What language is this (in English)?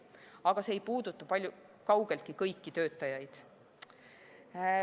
Estonian